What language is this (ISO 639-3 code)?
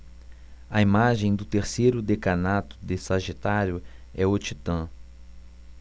por